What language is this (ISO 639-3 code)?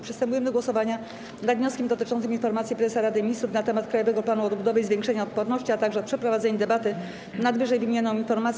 pol